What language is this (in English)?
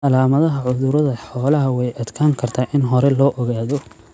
Somali